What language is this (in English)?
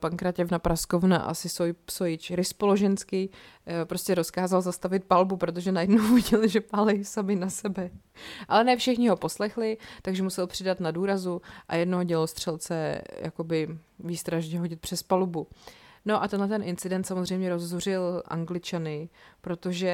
Czech